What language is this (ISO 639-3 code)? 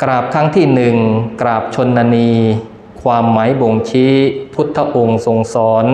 tha